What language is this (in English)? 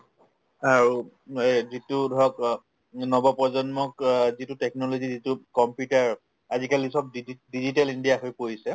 Assamese